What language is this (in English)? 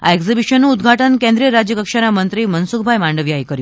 Gujarati